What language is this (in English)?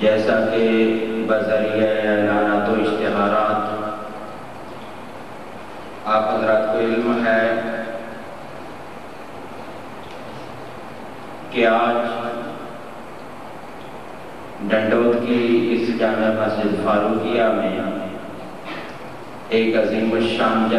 Arabic